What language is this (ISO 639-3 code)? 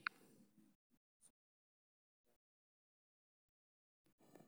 som